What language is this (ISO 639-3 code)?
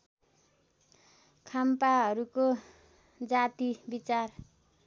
nep